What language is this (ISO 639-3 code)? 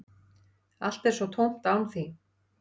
isl